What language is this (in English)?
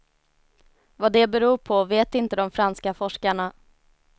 Swedish